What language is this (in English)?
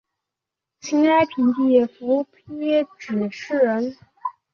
Chinese